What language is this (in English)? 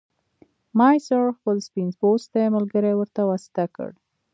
Pashto